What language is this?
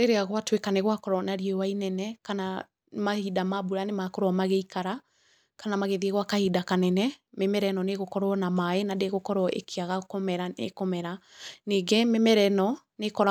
Kikuyu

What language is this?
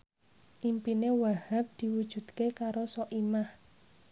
Javanese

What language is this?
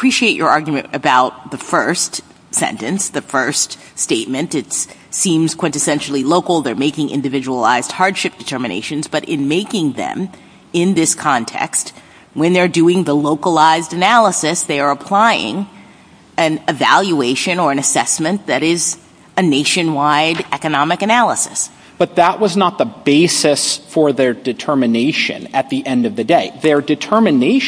English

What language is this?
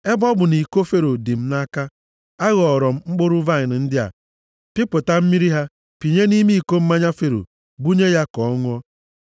Igbo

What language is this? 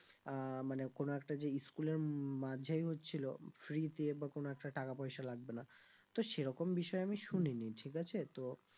Bangla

